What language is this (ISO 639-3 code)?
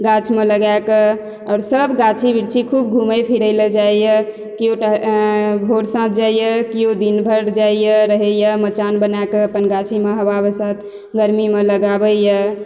mai